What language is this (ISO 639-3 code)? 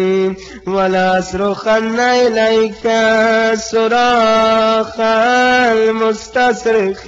ara